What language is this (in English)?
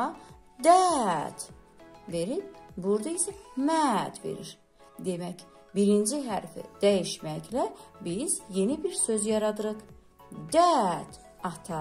Turkish